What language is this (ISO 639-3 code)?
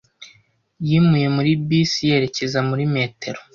kin